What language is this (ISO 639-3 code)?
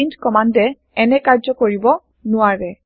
asm